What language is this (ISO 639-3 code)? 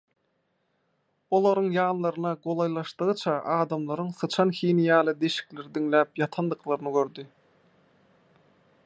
tuk